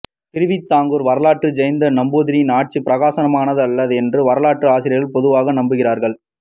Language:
Tamil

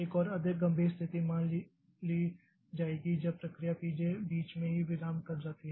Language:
Hindi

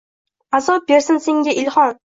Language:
Uzbek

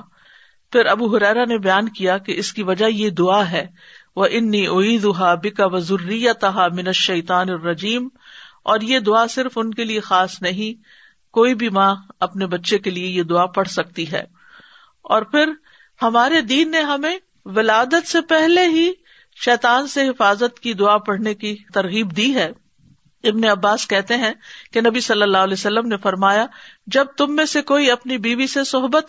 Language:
Urdu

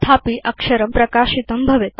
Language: Sanskrit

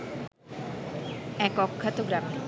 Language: Bangla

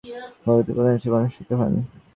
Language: Bangla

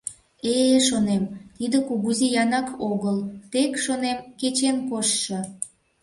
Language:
Mari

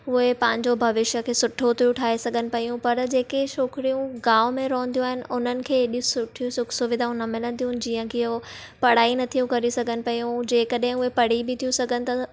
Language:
Sindhi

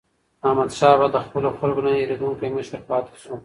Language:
Pashto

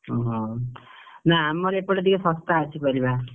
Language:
Odia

